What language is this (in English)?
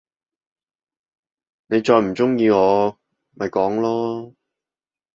Cantonese